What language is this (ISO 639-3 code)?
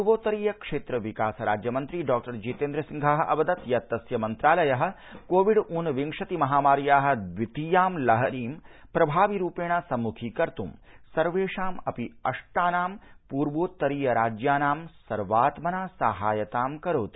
san